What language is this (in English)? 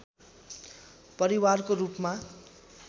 Nepali